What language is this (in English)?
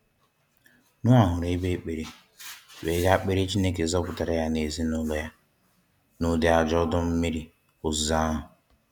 Igbo